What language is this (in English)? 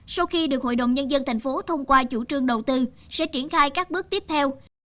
Vietnamese